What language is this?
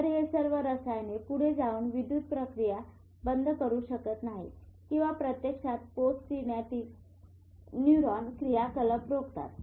Marathi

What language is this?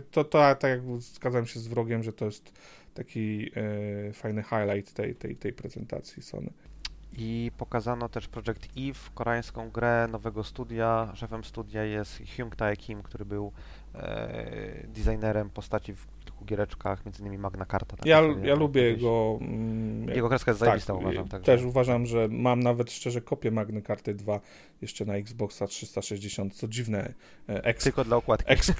Polish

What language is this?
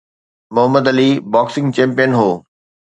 Sindhi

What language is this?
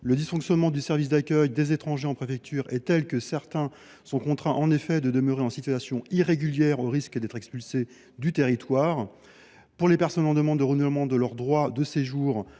French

